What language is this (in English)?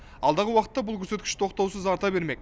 Kazakh